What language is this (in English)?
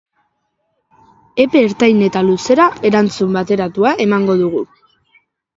Basque